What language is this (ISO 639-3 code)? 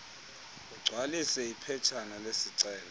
xho